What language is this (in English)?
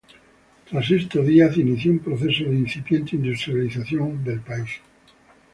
Spanish